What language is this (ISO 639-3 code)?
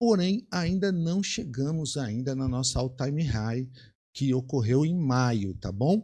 por